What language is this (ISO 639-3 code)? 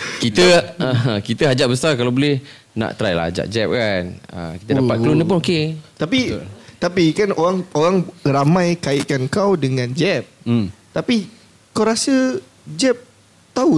msa